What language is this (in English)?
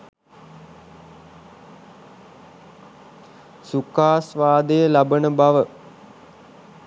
Sinhala